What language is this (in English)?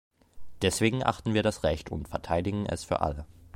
German